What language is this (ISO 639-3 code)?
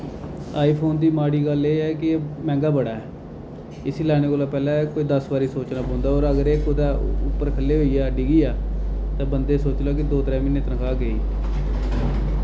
doi